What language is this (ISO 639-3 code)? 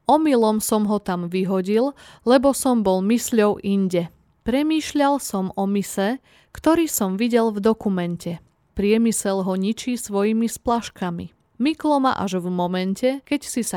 slk